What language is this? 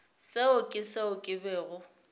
Northern Sotho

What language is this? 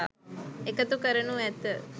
Sinhala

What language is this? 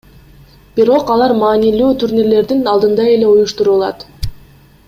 Kyrgyz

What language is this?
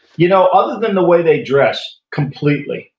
English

